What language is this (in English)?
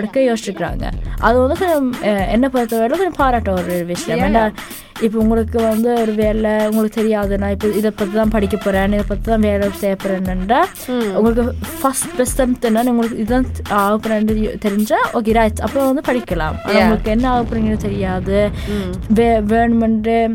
Tamil